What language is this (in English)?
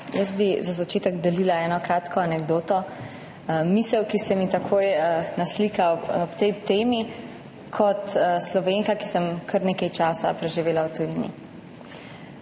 Slovenian